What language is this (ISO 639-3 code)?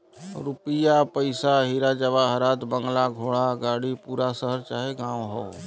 bho